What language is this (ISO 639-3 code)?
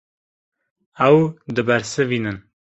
kur